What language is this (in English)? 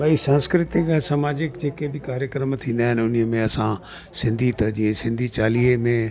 Sindhi